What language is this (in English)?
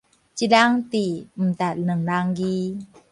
Min Nan Chinese